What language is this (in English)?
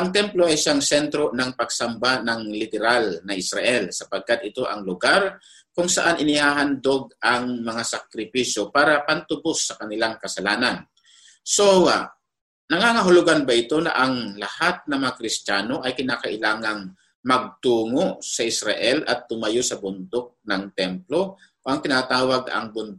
Filipino